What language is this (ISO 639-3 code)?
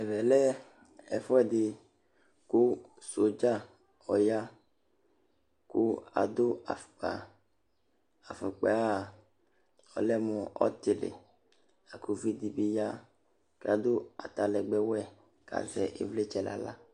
kpo